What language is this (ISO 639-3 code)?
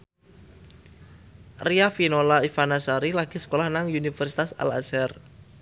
jav